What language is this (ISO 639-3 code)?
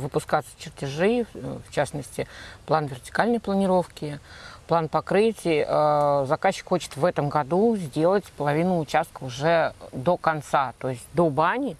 rus